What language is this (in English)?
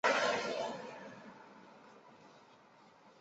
Chinese